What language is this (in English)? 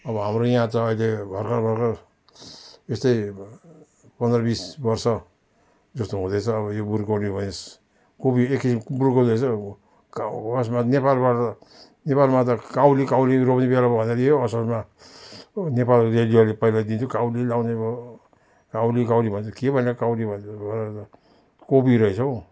Nepali